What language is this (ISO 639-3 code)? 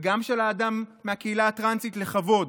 heb